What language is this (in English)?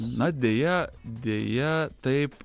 Lithuanian